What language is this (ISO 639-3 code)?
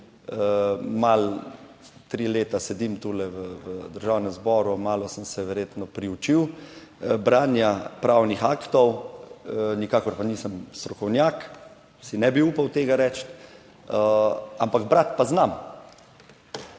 slv